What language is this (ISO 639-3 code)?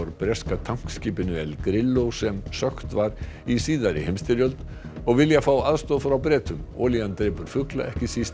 isl